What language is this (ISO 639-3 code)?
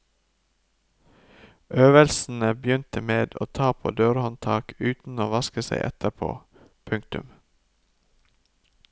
nor